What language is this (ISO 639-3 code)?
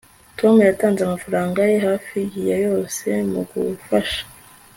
kin